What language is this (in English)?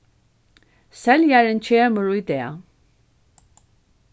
Faroese